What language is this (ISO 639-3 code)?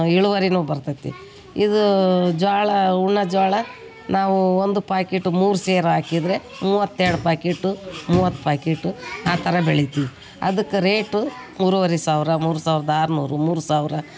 kan